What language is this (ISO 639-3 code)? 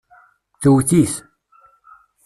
kab